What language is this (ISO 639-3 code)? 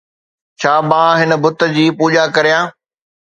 snd